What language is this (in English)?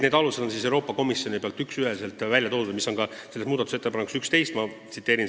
Estonian